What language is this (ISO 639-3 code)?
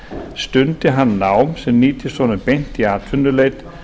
isl